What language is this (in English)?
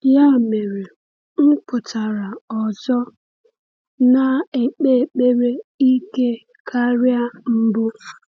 Igbo